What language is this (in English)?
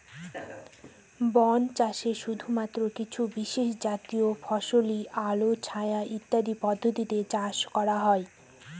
Bangla